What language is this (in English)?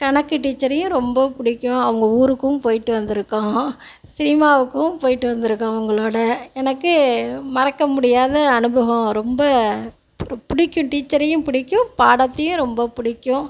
Tamil